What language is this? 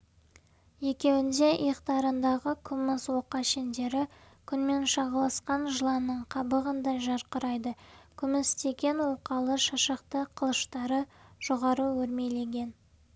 Kazakh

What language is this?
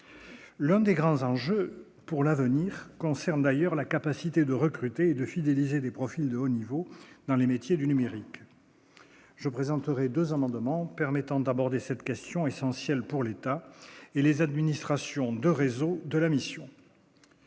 French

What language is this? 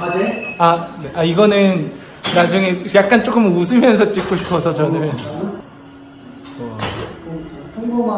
Korean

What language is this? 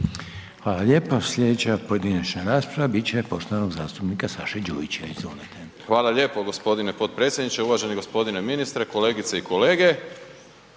Croatian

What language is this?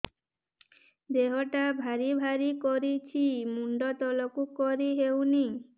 Odia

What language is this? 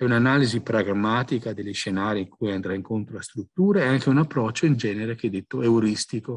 Italian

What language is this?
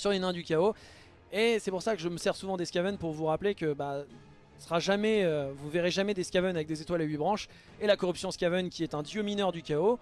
French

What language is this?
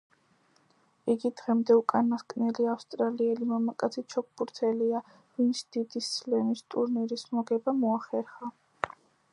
Georgian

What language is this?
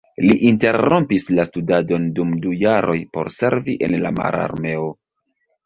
Esperanto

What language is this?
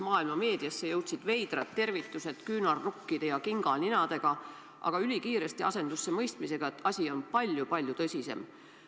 Estonian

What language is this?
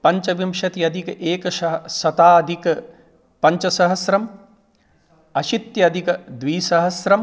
Sanskrit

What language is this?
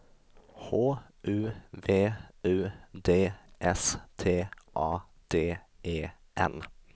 Swedish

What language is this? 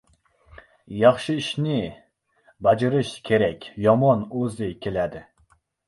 Uzbek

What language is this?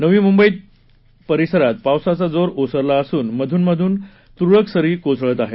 Marathi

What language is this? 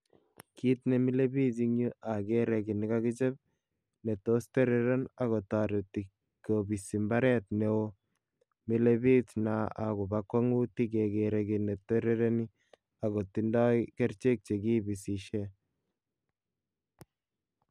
Kalenjin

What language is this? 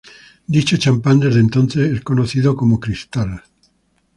Spanish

